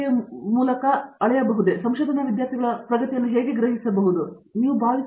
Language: Kannada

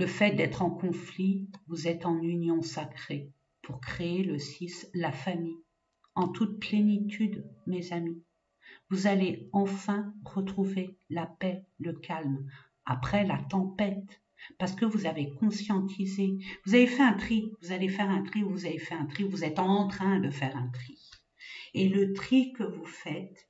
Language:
French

